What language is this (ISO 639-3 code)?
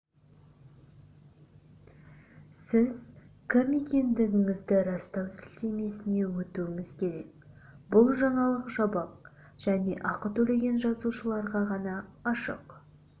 kaz